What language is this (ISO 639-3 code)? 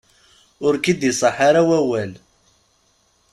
kab